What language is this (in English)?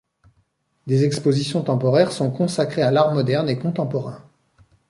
French